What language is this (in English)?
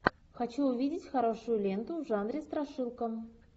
Russian